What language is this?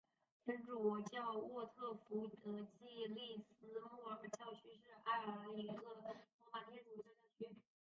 Chinese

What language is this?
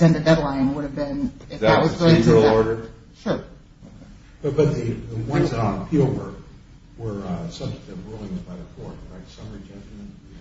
English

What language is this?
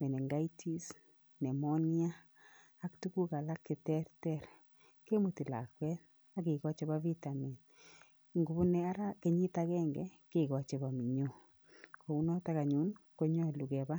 Kalenjin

